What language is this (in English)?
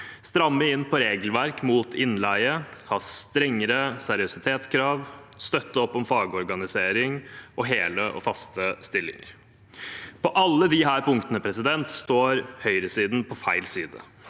Norwegian